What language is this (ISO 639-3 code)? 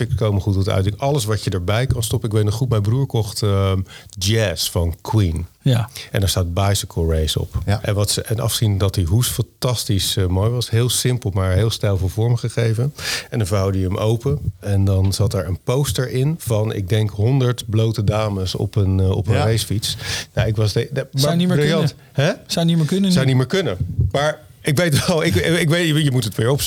nld